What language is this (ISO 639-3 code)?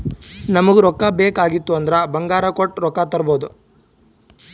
kan